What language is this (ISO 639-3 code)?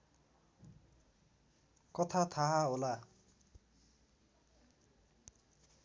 nep